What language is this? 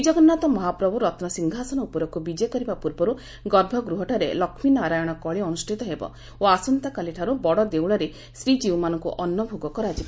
Odia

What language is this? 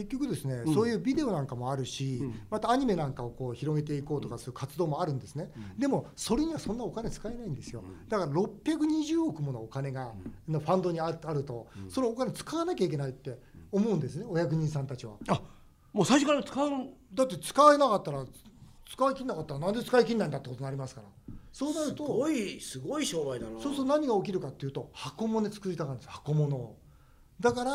Japanese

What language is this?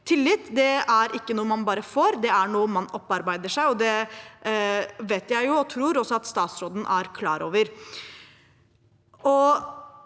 Norwegian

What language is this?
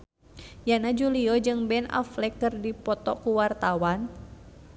Sundanese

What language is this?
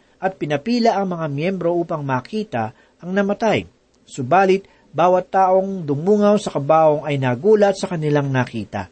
Filipino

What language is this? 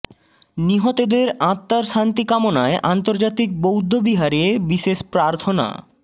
Bangla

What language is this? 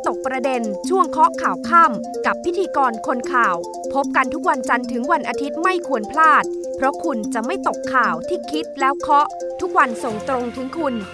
Thai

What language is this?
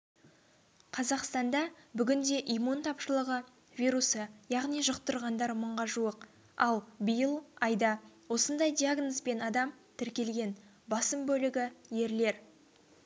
Kazakh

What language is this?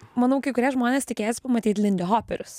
Lithuanian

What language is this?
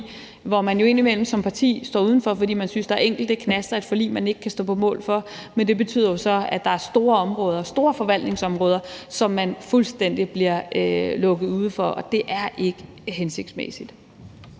Danish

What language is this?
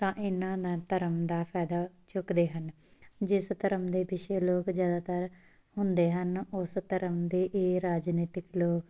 Punjabi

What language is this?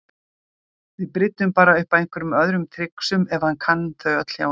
Icelandic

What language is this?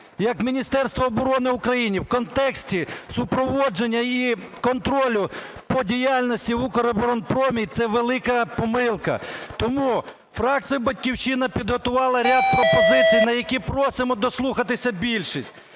Ukrainian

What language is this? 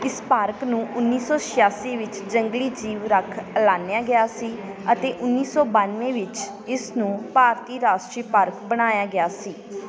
Punjabi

